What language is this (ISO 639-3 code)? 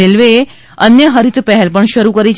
guj